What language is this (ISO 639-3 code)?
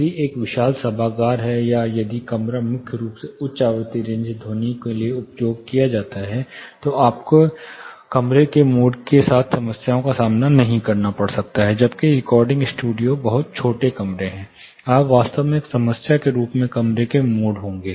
hin